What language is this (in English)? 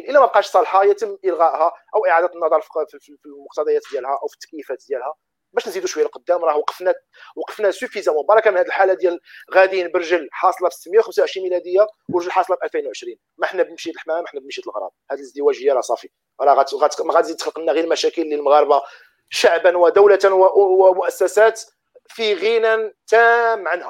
Arabic